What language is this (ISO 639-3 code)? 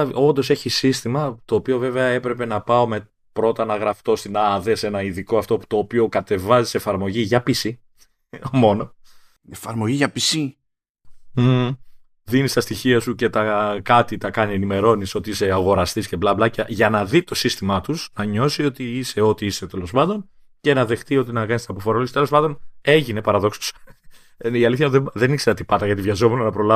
ell